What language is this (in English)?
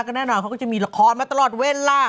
Thai